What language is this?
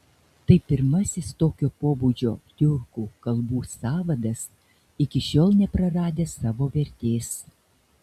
Lithuanian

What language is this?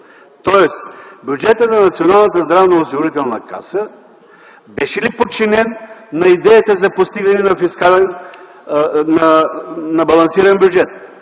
Bulgarian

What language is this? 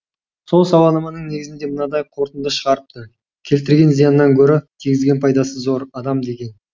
Kazakh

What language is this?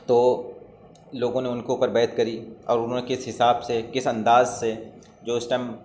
Urdu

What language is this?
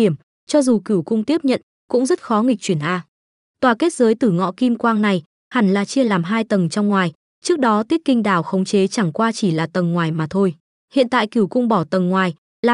Vietnamese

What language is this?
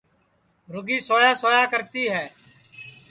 Sansi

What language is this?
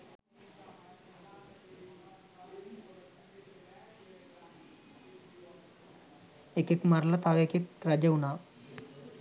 Sinhala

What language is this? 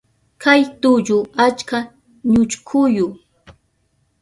Southern Pastaza Quechua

